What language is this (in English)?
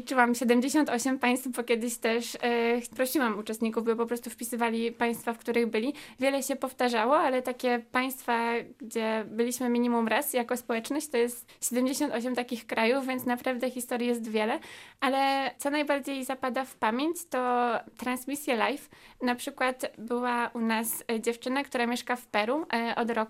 Polish